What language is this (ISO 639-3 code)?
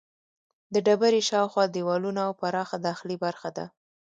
pus